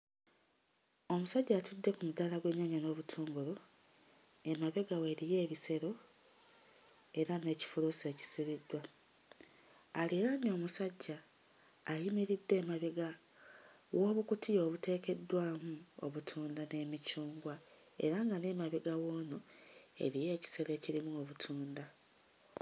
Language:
Ganda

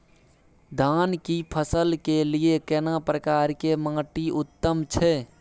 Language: Maithili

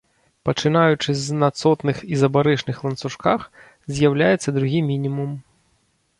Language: Belarusian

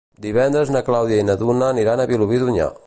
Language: Catalan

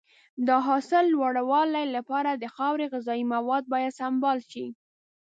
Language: Pashto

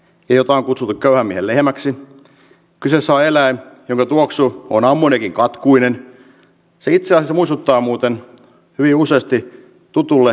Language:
Finnish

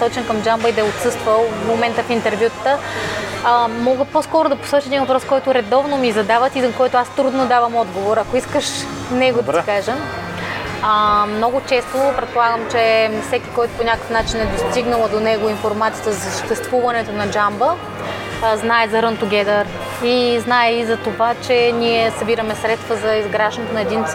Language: Bulgarian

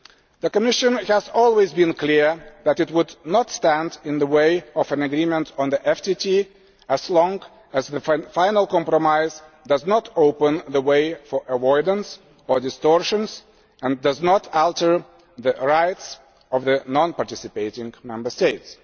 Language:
English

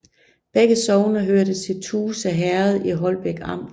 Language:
Danish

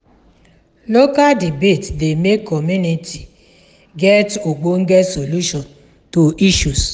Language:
Nigerian Pidgin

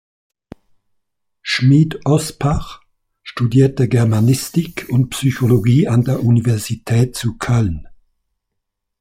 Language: German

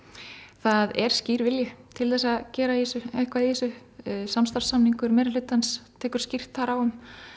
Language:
Icelandic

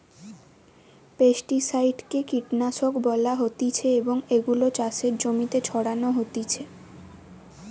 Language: Bangla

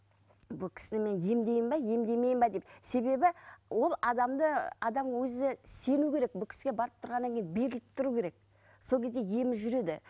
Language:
Kazakh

